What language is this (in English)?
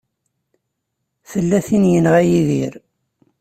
Kabyle